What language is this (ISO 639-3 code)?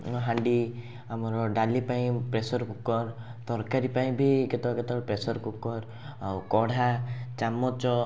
ori